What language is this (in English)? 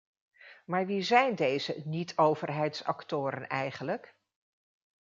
Dutch